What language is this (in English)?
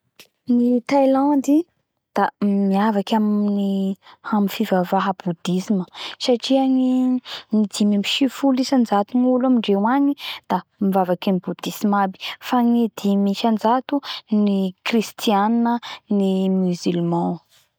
Bara Malagasy